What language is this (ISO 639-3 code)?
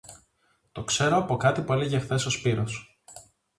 ell